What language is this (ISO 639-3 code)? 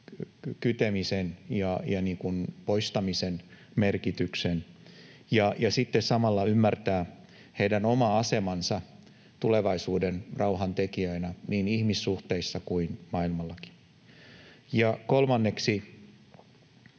fin